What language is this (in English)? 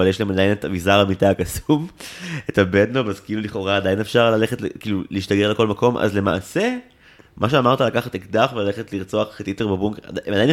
Hebrew